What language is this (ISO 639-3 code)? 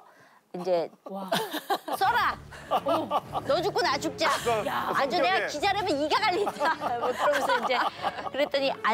kor